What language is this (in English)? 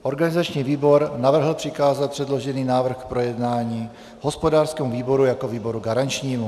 Czech